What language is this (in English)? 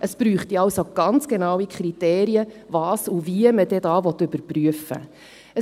Swiss German